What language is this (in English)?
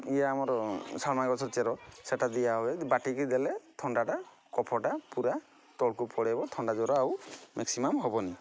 Odia